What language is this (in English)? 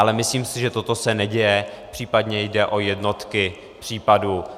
Czech